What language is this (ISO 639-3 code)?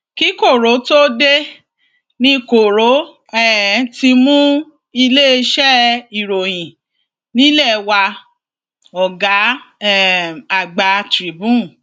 yor